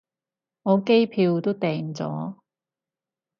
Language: Cantonese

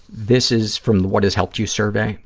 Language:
English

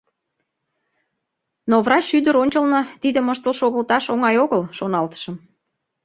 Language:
Mari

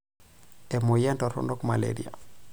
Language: Masai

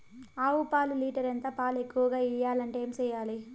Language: Telugu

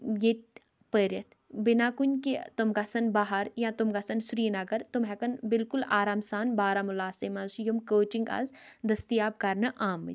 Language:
Kashmiri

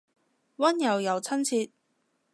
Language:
Cantonese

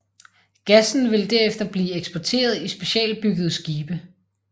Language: Danish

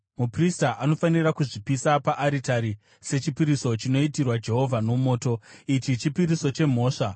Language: Shona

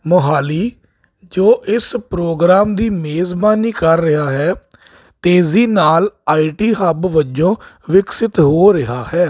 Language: Punjabi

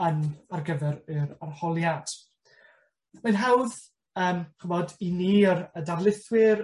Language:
Welsh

